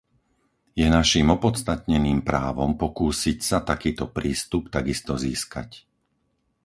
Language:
Slovak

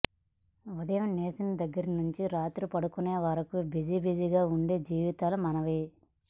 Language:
Telugu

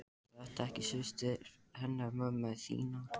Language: Icelandic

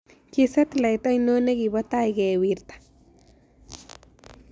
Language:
Kalenjin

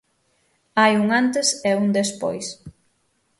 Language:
Galician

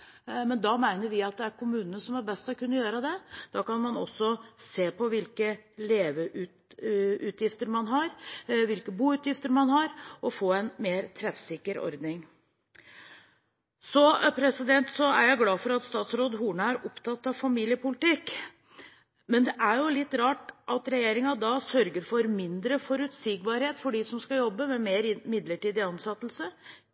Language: Norwegian Bokmål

